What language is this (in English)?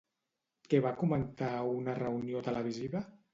Catalan